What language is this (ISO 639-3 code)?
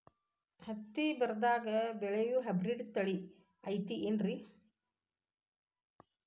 kan